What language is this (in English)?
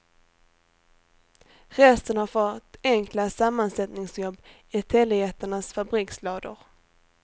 Swedish